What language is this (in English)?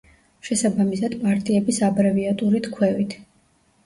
Georgian